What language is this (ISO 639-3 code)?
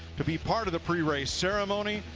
eng